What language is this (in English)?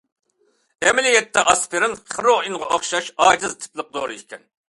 Uyghur